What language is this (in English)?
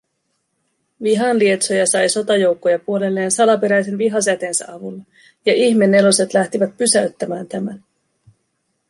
Finnish